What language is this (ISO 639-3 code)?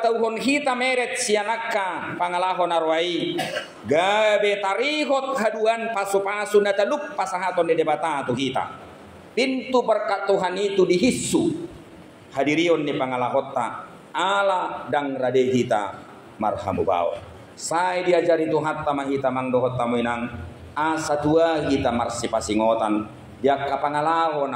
ind